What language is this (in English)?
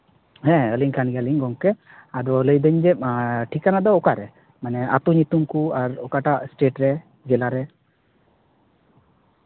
Santali